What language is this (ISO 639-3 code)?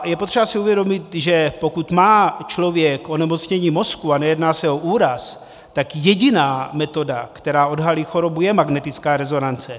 ces